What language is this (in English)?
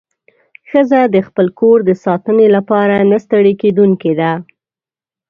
Pashto